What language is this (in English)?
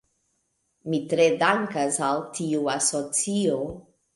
Esperanto